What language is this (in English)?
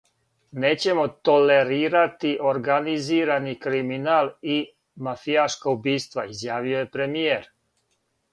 Serbian